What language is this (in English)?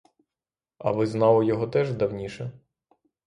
Ukrainian